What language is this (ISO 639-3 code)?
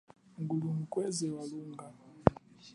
cjk